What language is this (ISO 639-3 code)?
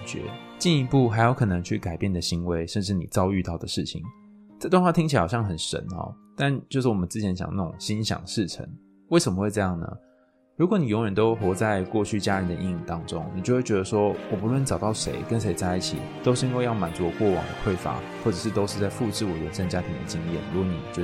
zho